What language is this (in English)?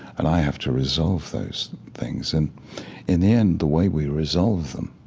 English